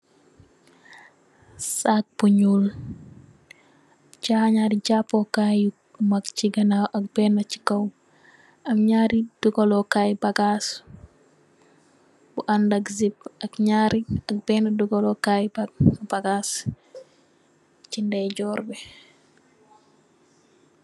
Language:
Wolof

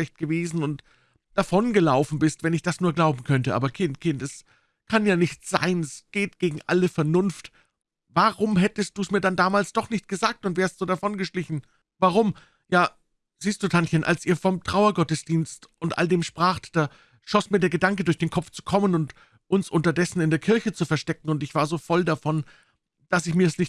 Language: German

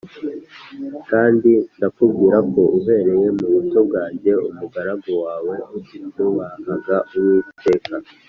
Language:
Kinyarwanda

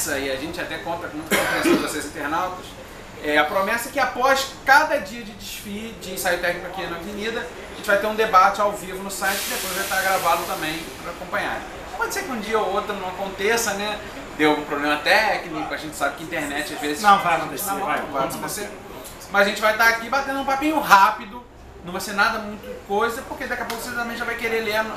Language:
Portuguese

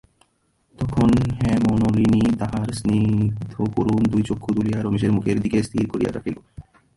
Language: Bangla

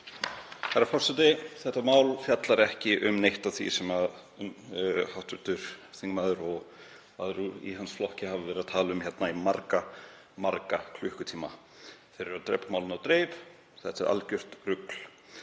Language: Icelandic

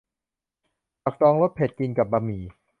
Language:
Thai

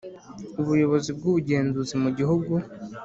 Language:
Kinyarwanda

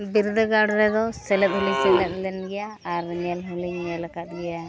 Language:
Santali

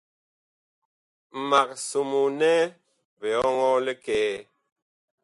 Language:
Bakoko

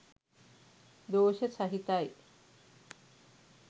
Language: Sinhala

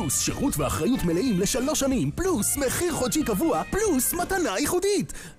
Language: Hebrew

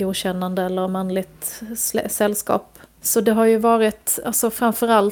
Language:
Swedish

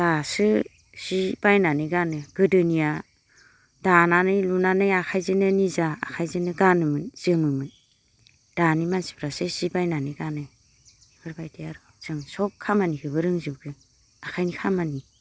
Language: Bodo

